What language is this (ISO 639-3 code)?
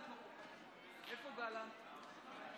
heb